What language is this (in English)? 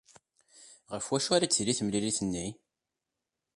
Kabyle